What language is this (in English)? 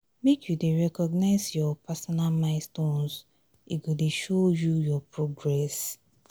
Nigerian Pidgin